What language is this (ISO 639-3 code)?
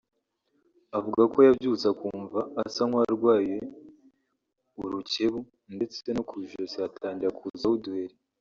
kin